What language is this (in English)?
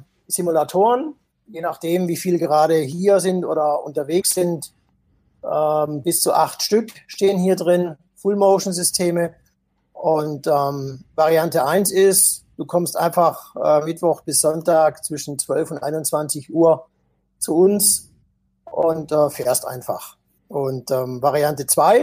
German